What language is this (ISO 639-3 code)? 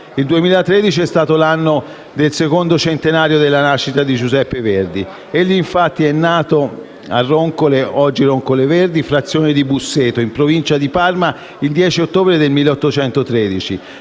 ita